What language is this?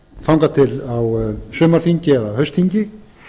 Icelandic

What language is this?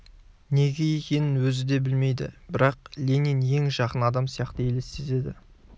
Kazakh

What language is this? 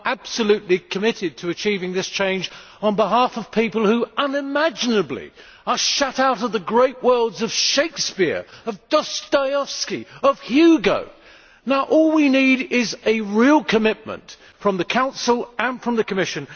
English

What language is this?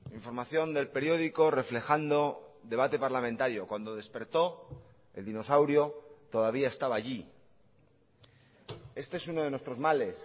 Spanish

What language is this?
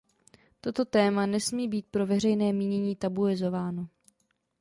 Czech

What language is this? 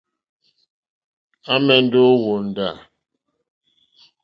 Mokpwe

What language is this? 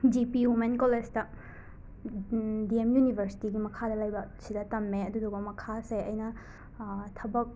Manipuri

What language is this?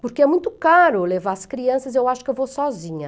Portuguese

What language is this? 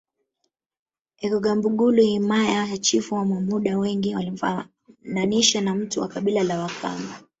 Swahili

